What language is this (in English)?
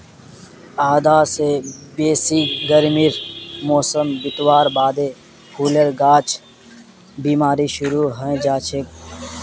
Magahi